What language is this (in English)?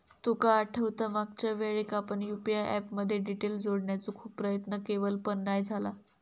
Marathi